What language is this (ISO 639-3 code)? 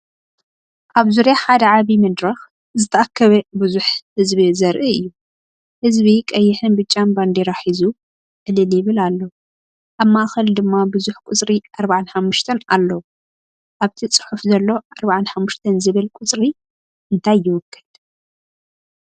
tir